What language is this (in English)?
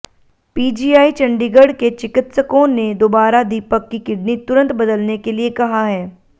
Hindi